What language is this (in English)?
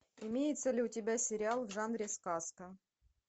Russian